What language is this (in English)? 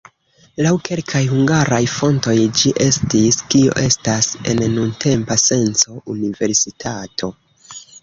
Esperanto